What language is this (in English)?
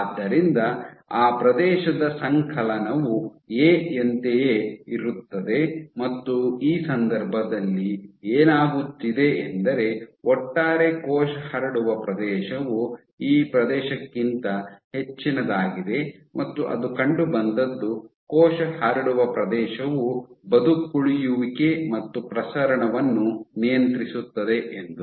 Kannada